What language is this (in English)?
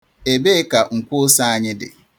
Igbo